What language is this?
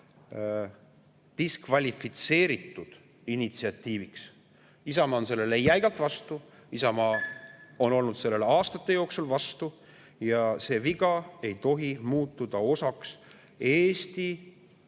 Estonian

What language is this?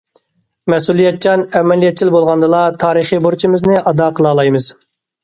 Uyghur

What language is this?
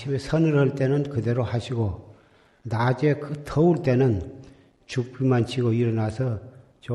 Korean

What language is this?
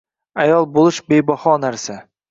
Uzbek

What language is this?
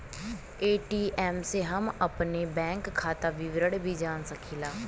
Bhojpuri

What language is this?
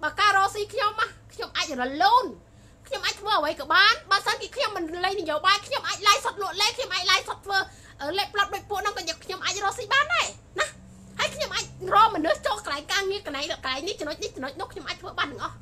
Thai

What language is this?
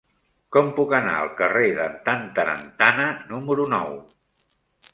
Catalan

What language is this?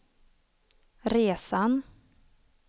Swedish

